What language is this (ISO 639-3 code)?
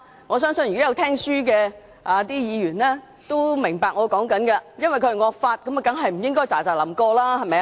yue